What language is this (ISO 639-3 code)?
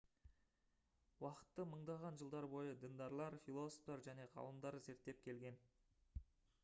kaz